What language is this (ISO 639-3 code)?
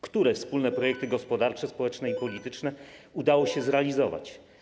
pol